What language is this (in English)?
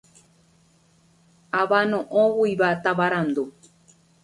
Guarani